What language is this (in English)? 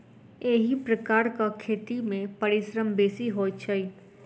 Maithili